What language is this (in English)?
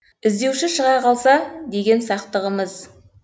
Kazakh